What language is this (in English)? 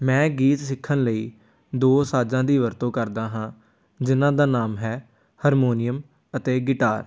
Punjabi